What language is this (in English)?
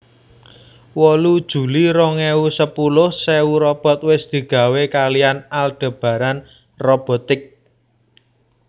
Javanese